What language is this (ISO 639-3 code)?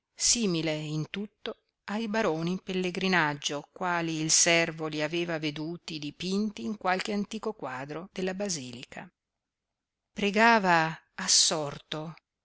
ita